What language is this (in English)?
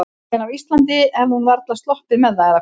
Icelandic